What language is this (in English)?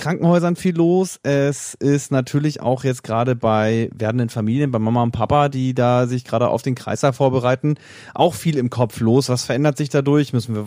German